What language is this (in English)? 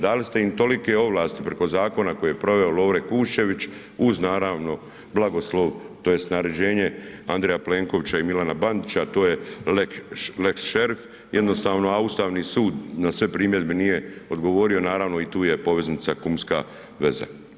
Croatian